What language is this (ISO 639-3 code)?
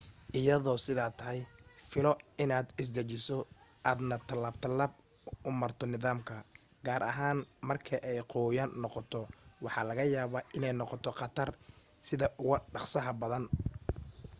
som